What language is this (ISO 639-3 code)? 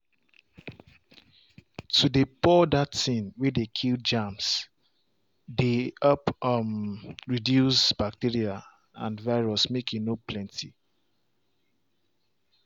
pcm